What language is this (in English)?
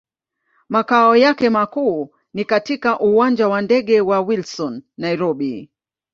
Swahili